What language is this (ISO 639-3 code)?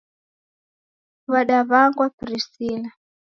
dav